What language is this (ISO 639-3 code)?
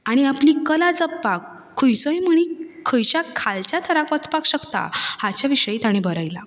kok